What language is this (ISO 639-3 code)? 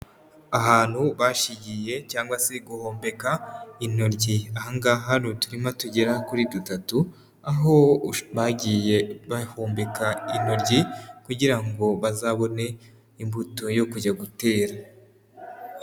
kin